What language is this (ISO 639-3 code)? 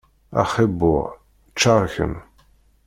kab